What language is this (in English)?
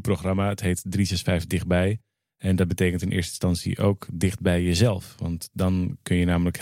Dutch